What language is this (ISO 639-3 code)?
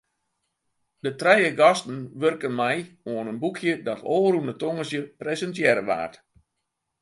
fry